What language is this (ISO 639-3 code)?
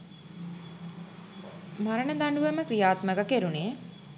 sin